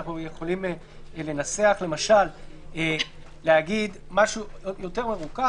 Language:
Hebrew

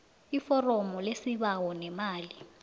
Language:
South Ndebele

